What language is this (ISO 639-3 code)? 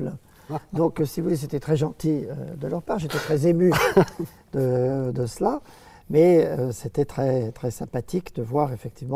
fra